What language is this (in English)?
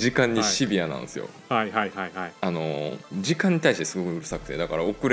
Japanese